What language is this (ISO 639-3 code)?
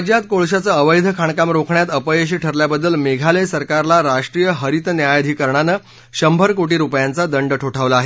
mar